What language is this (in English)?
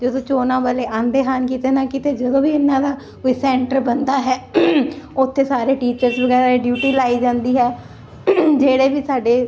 Punjabi